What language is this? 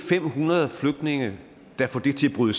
Danish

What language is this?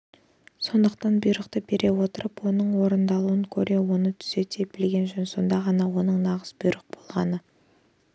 Kazakh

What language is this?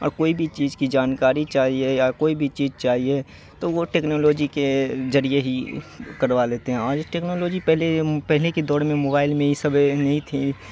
Urdu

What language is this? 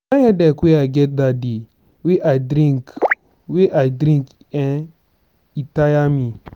Nigerian Pidgin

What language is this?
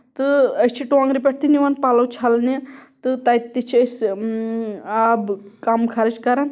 Kashmiri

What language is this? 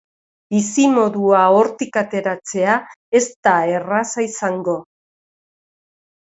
Basque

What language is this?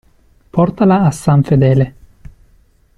Italian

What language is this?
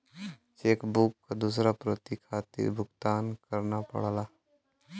Bhojpuri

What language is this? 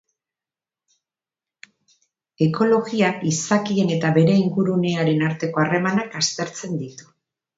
Basque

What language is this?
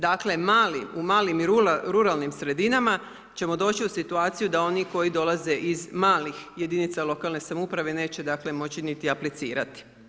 Croatian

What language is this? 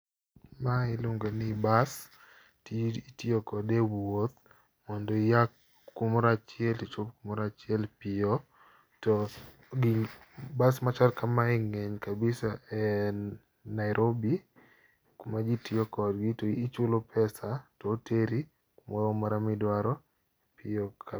Luo (Kenya and Tanzania)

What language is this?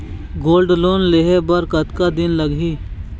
Chhattisgarhi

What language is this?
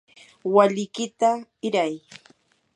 Yanahuanca Pasco Quechua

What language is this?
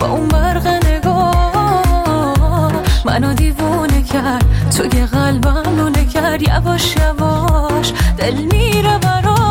Persian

